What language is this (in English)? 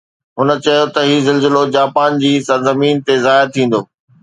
Sindhi